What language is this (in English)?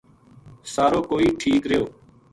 Gujari